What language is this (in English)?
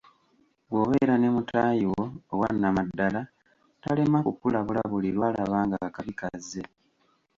Ganda